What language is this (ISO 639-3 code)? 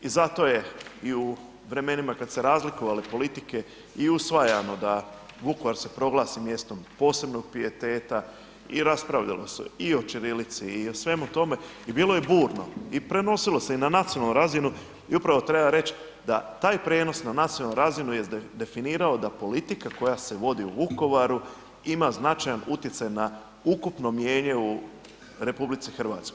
hrv